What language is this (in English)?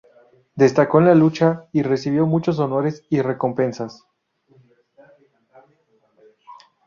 Spanish